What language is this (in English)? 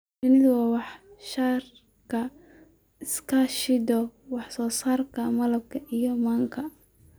Somali